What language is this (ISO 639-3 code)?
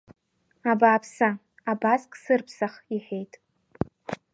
abk